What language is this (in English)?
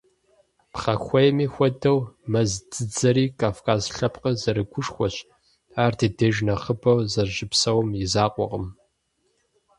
Kabardian